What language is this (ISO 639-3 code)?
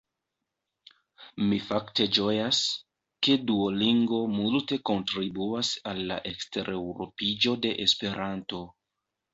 epo